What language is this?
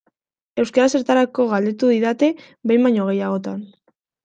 Basque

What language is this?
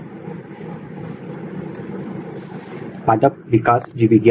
Hindi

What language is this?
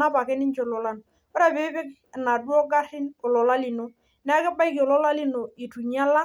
Masai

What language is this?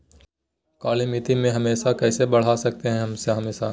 Magahi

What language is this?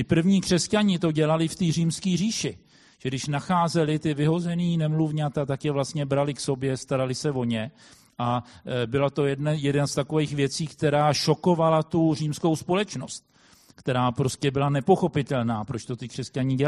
Czech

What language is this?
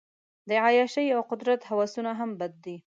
Pashto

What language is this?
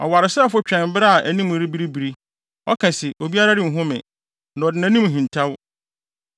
Akan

